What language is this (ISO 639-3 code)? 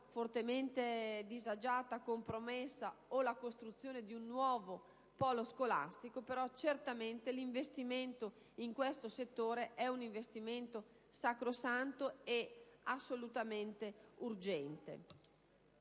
ita